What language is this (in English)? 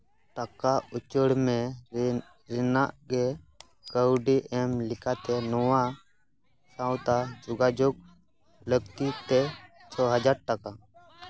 Santali